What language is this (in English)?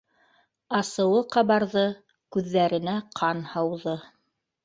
Bashkir